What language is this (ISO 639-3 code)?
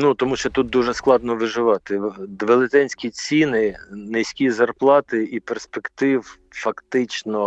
ukr